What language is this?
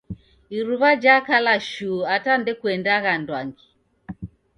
Taita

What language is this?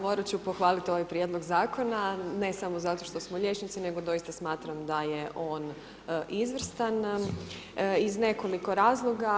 Croatian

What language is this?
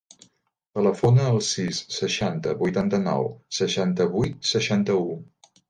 Catalan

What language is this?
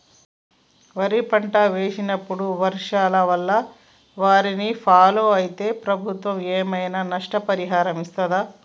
Telugu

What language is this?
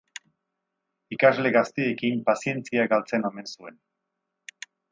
Basque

